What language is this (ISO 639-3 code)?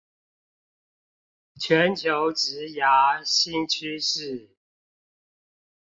zho